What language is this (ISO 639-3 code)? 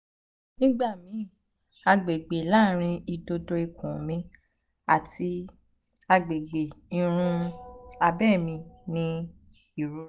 yor